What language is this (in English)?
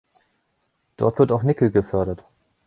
German